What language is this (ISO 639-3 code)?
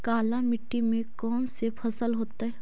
mag